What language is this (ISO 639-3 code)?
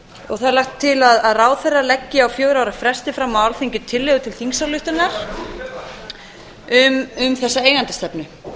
isl